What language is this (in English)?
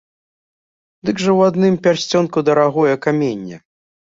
Belarusian